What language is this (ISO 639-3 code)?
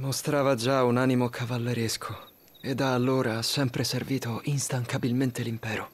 ita